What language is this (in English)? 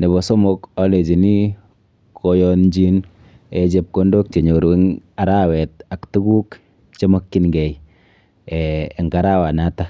Kalenjin